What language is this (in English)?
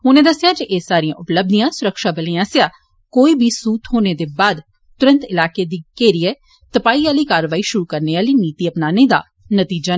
Dogri